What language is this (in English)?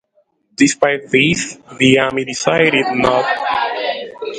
English